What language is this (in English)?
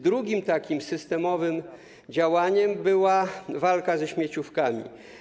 Polish